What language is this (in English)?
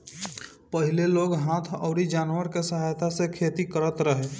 Bhojpuri